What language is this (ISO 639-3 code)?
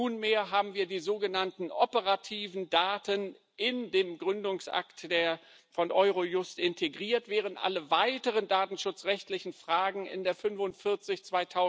deu